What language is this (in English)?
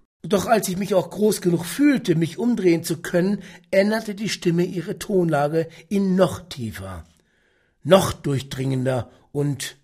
German